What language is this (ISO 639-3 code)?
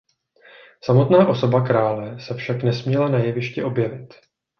ces